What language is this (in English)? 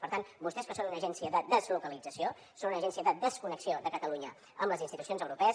Catalan